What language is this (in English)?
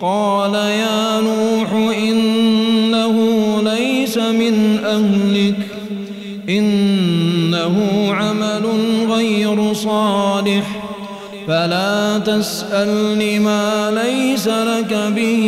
Arabic